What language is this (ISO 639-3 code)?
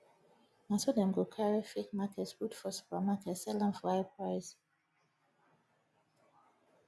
pcm